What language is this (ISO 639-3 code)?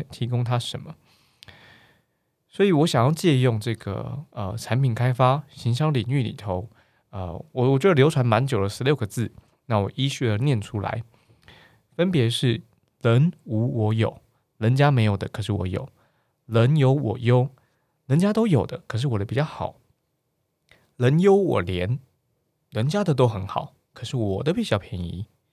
zho